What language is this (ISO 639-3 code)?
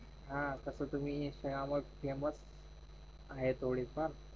mar